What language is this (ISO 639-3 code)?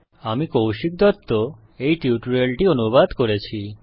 ben